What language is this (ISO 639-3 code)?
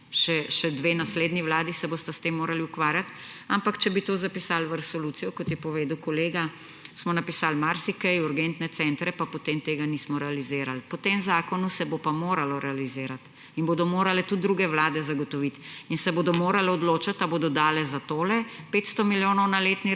slv